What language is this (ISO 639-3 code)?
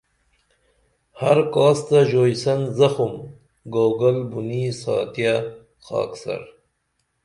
dml